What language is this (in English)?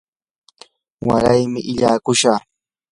Yanahuanca Pasco Quechua